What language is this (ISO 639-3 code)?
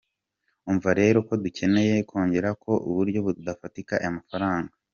kin